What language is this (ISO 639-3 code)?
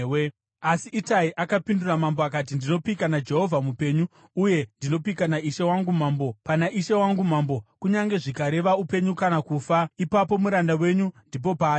sna